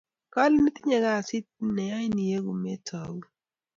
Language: Kalenjin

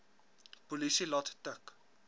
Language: Afrikaans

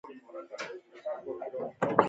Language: Pashto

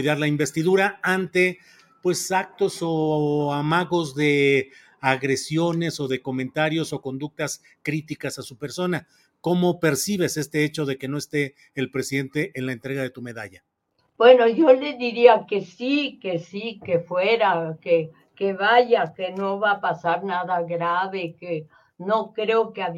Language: Spanish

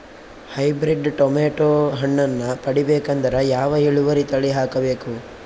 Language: Kannada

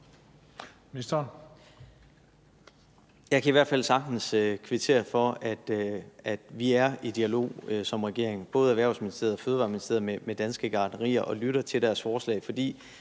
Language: Danish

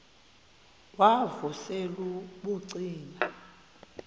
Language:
Xhosa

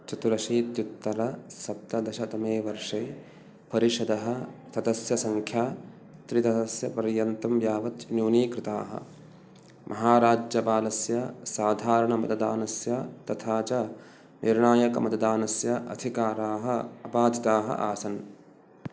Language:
Sanskrit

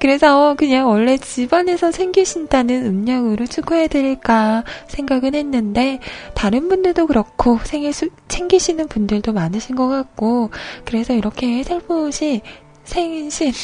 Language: Korean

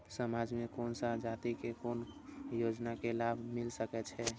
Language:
Maithili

